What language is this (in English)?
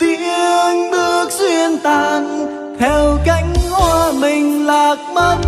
Vietnamese